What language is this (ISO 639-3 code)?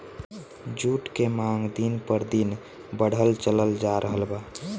bho